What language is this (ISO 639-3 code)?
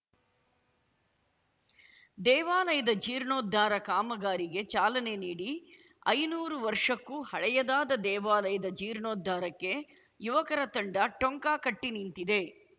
kan